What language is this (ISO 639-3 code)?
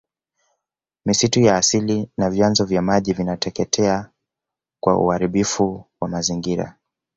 swa